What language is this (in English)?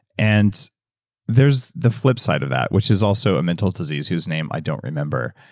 English